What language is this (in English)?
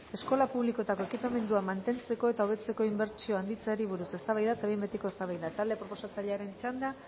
Basque